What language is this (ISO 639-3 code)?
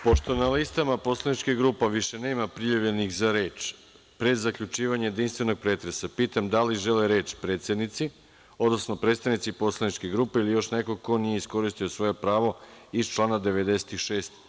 srp